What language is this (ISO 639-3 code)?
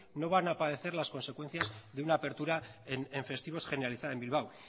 spa